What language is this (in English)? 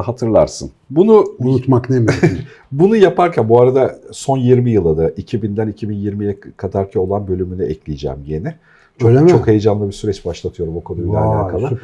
Turkish